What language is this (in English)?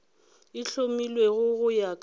Northern Sotho